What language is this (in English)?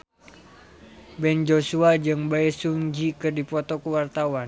Sundanese